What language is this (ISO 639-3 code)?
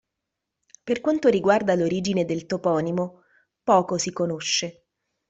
ita